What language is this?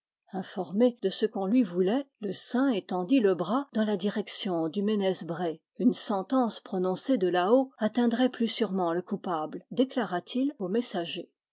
French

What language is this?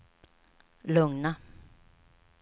Swedish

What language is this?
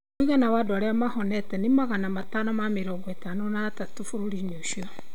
Kikuyu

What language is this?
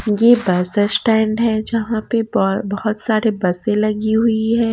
Hindi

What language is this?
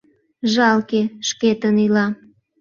Mari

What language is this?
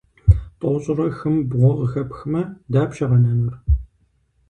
Kabardian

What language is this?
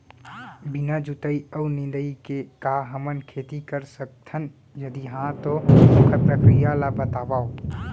Chhattisgarhi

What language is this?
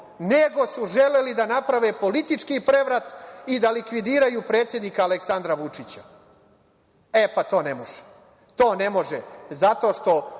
Serbian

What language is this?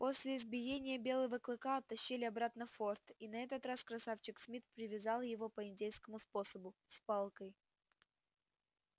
Russian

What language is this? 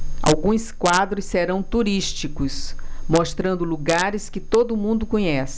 Portuguese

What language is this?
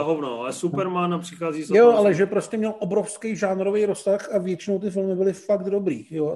Czech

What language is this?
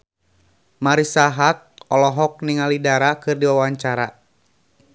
Sundanese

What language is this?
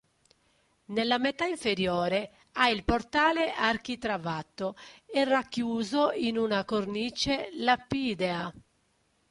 Italian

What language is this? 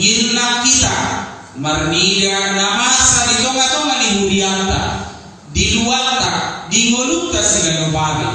Indonesian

